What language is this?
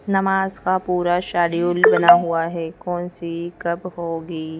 Hindi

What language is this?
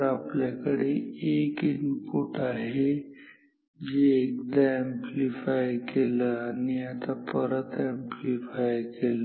Marathi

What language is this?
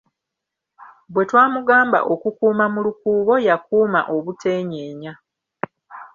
Ganda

